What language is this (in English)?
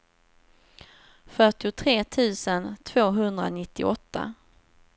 Swedish